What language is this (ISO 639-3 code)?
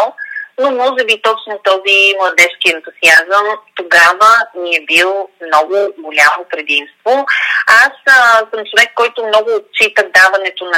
bul